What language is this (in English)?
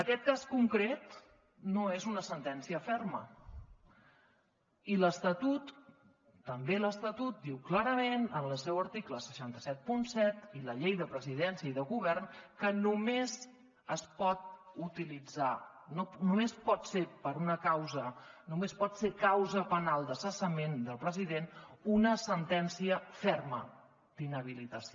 Catalan